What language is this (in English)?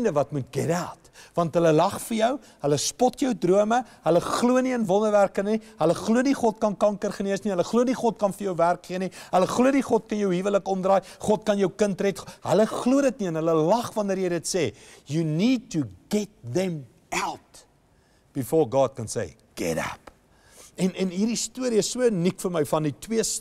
Dutch